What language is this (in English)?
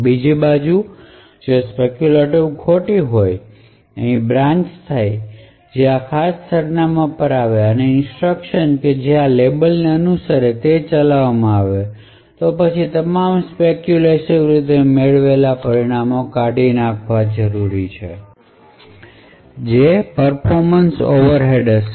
Gujarati